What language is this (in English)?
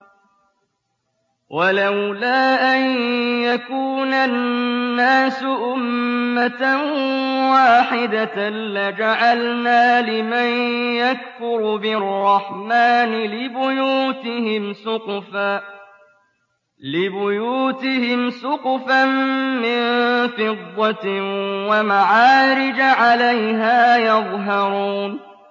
Arabic